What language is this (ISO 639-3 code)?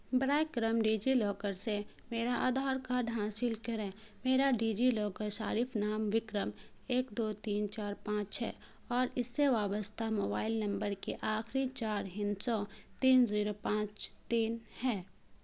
urd